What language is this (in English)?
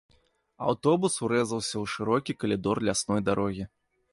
Belarusian